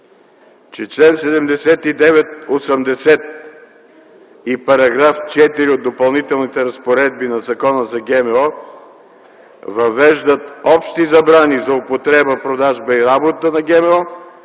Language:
Bulgarian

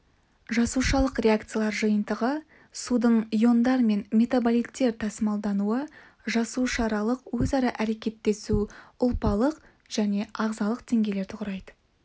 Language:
Kazakh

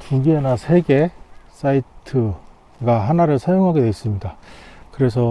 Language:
Korean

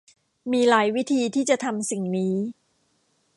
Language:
Thai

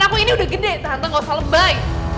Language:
Indonesian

